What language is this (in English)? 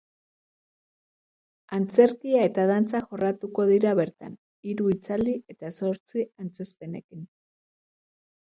Basque